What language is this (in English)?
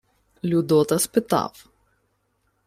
Ukrainian